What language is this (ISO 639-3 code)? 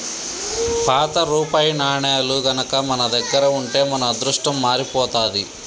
tel